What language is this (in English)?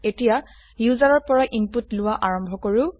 Assamese